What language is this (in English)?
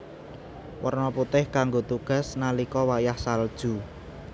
Javanese